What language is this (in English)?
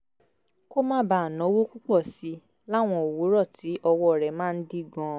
Yoruba